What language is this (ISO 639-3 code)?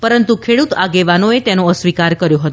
guj